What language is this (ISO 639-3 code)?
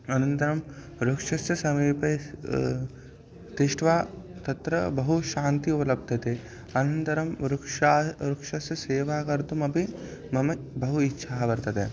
san